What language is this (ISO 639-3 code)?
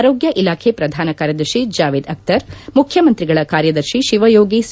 kan